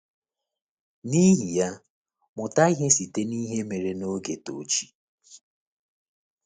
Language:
Igbo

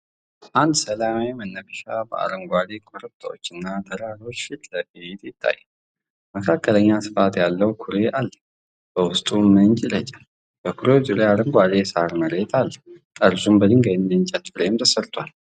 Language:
Amharic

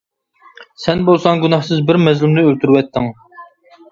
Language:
Uyghur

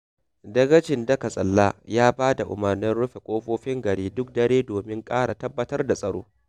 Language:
Hausa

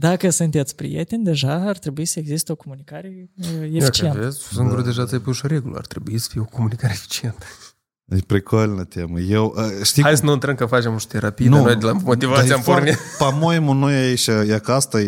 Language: Romanian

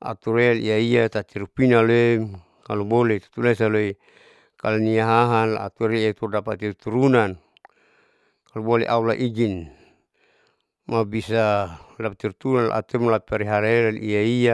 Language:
Saleman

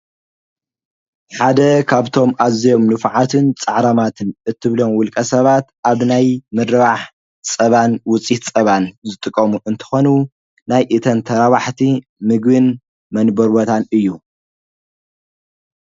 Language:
Tigrinya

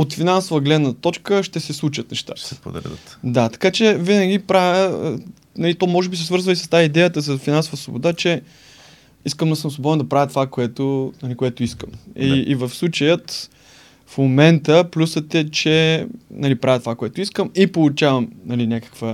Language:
Bulgarian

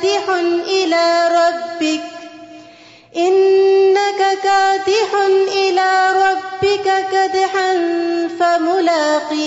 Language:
Urdu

